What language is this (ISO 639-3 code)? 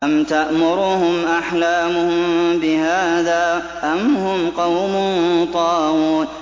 ara